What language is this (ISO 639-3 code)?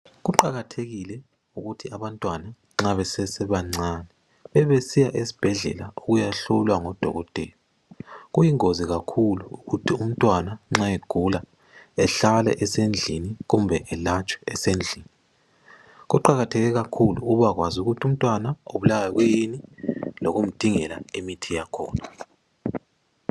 nde